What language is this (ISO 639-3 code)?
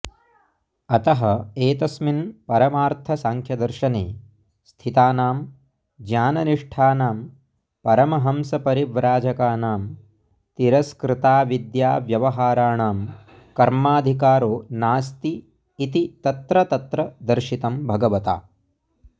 san